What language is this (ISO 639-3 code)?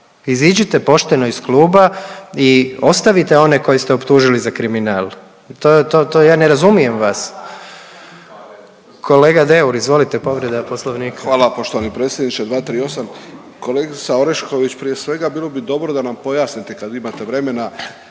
hrv